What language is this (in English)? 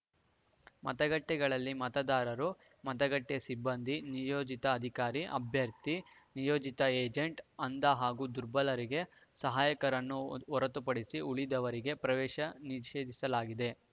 Kannada